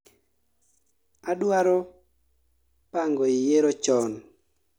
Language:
Luo (Kenya and Tanzania)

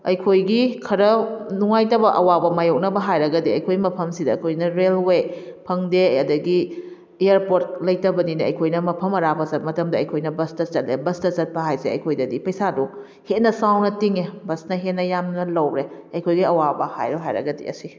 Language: Manipuri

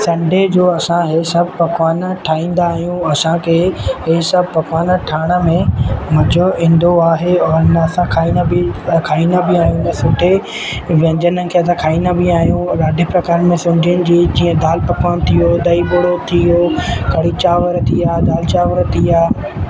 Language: Sindhi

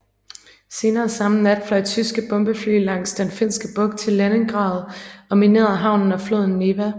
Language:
Danish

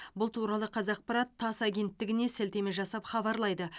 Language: Kazakh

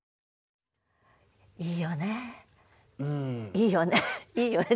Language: Japanese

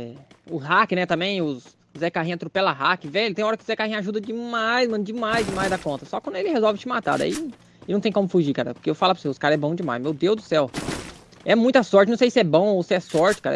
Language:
Portuguese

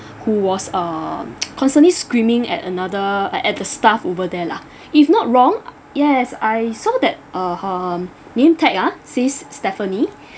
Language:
English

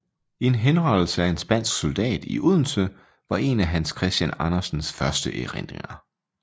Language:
Danish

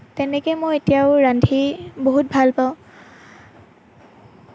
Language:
Assamese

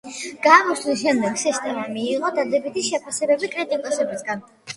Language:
Georgian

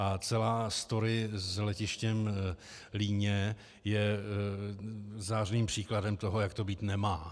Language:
Czech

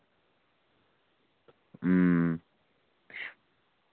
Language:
Dogri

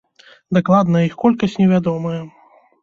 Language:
Belarusian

